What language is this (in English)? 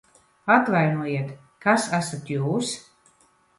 Latvian